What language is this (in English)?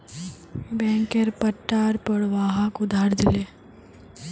Magahi